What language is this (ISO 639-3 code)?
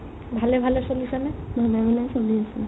asm